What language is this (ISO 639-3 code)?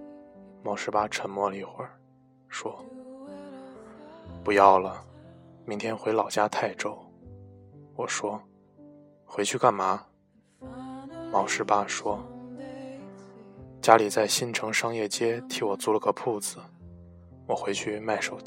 zho